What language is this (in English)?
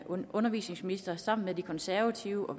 Danish